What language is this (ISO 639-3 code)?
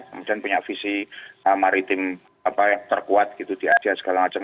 ind